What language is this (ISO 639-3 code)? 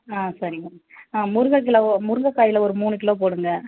tam